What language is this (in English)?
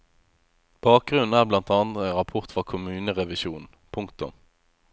Norwegian